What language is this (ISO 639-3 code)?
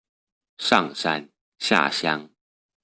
zho